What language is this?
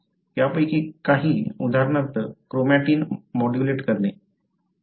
Marathi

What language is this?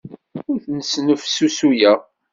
Kabyle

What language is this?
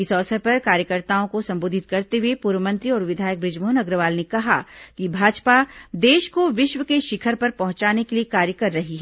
Hindi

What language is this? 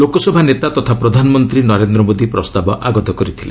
Odia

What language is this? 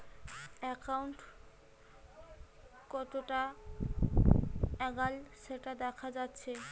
Bangla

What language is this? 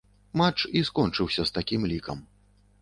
Belarusian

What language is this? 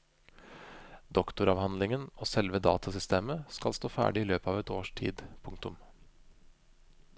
Norwegian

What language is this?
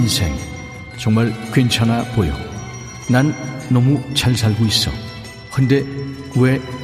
Korean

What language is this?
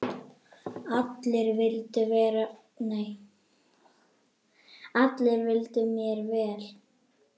Icelandic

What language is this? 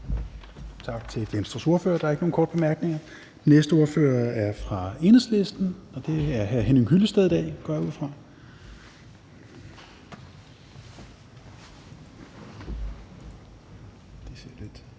Danish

